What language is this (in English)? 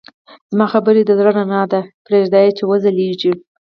Pashto